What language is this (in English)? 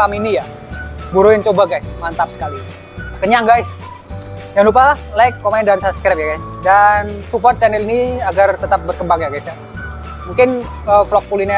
Indonesian